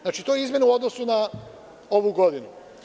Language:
Serbian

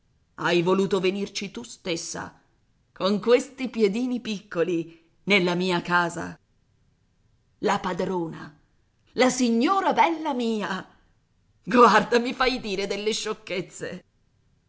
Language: Italian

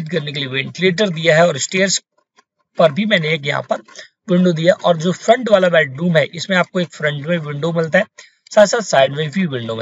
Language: Hindi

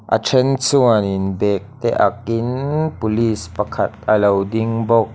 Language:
Mizo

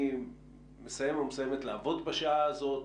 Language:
Hebrew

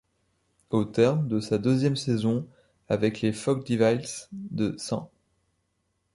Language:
French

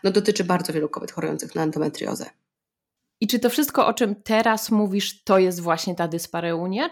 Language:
Polish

